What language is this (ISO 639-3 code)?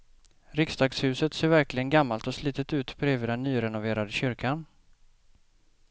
swe